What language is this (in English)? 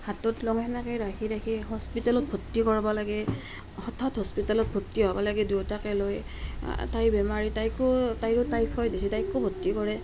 Assamese